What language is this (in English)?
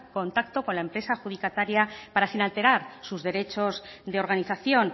Spanish